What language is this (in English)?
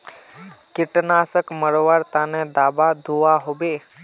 Magahi